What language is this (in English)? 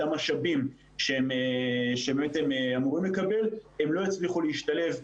Hebrew